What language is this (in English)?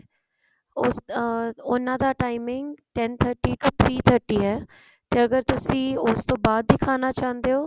Punjabi